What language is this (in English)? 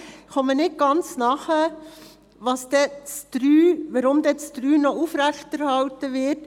Swiss German